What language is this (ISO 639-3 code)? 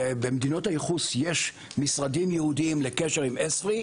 heb